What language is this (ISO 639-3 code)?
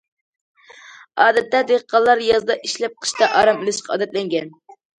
uig